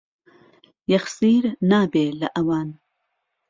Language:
Central Kurdish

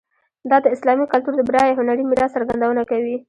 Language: Pashto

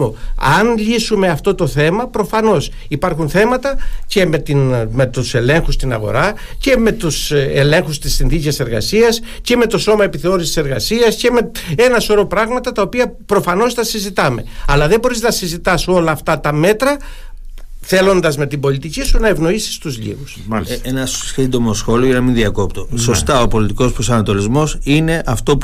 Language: Greek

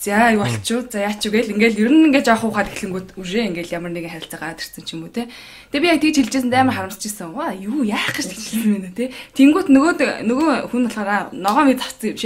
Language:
Korean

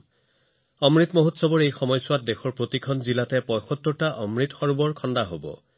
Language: Assamese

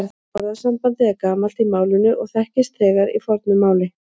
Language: Icelandic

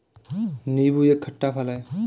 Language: Hindi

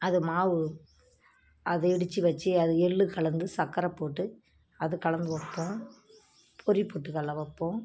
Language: Tamil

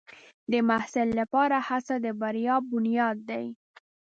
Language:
Pashto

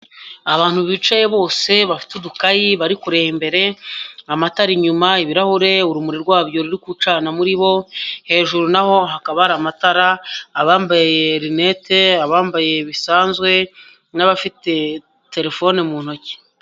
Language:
Kinyarwanda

